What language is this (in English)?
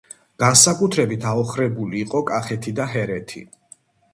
Georgian